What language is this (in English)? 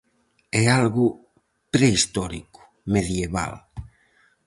Galician